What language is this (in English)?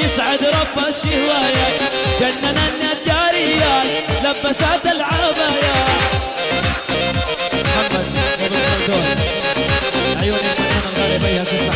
Arabic